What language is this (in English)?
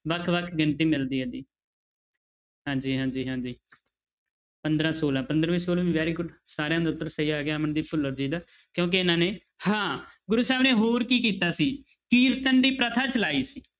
Punjabi